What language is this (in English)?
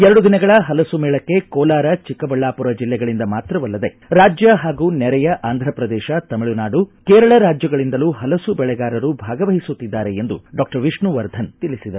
Kannada